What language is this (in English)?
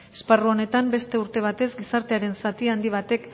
Basque